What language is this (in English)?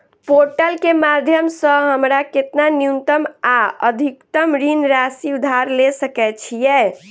Maithili